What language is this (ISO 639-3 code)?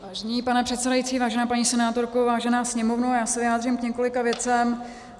ces